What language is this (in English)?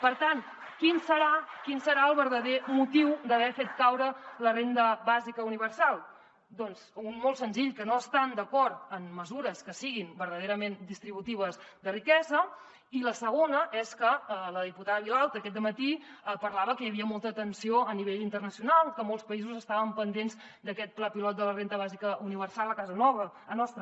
Catalan